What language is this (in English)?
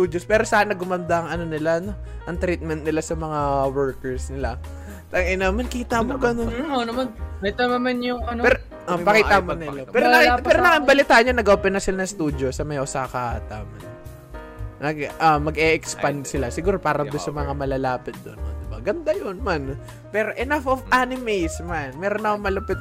Filipino